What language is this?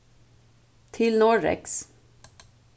Faroese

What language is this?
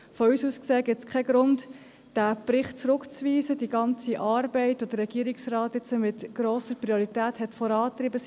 Swiss German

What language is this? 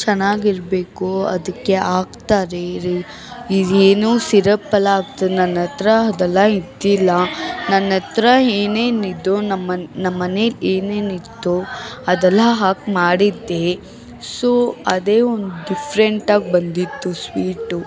Kannada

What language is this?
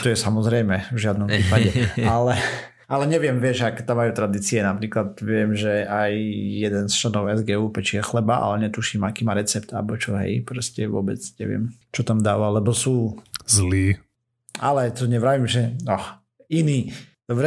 Slovak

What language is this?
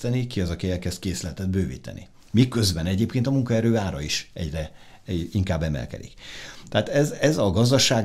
Hungarian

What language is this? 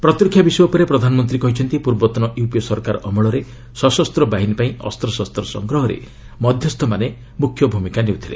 Odia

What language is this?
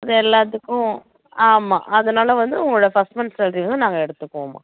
Tamil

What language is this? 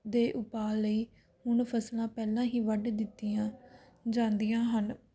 Punjabi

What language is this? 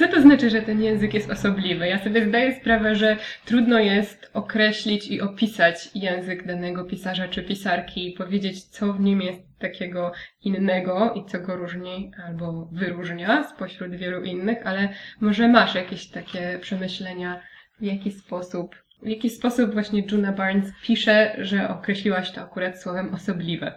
Polish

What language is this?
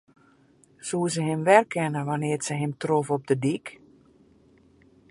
Western Frisian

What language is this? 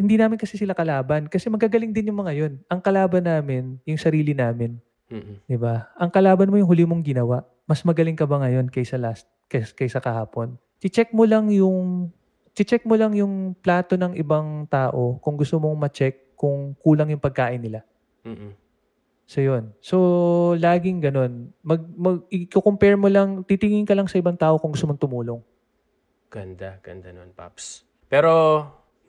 Filipino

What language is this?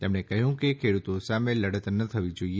Gujarati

